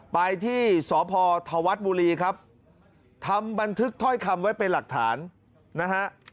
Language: Thai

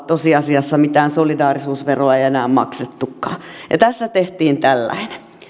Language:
Finnish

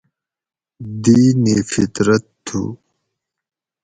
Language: Gawri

